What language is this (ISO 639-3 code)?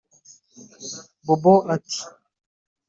kin